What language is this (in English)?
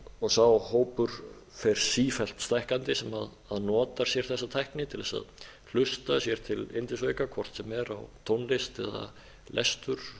Icelandic